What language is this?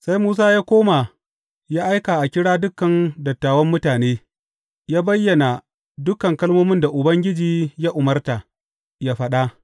Hausa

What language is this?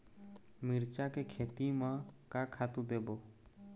Chhattisgarhi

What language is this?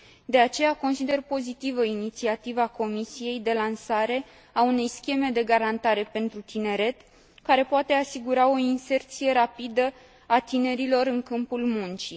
Romanian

